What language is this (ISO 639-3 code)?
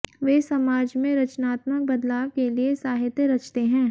hin